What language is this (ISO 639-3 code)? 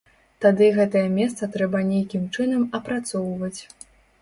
bel